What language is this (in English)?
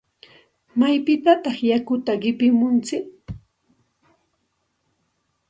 Santa Ana de Tusi Pasco Quechua